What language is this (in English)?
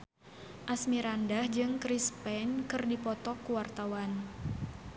Sundanese